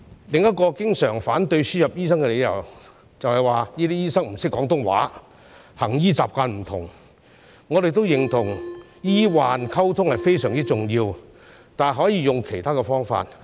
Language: Cantonese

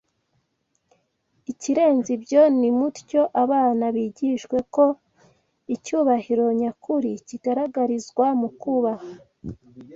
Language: Kinyarwanda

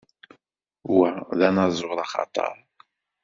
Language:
Kabyle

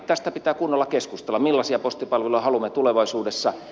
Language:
Finnish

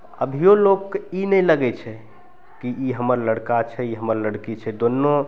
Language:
Maithili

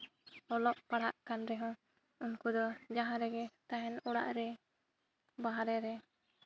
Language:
Santali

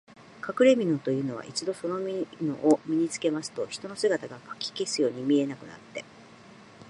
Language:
Japanese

